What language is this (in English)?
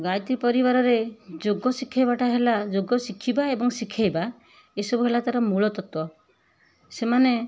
Odia